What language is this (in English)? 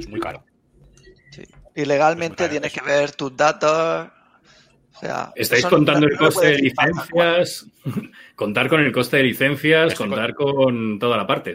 Spanish